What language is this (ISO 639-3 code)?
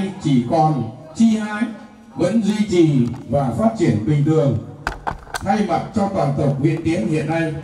vie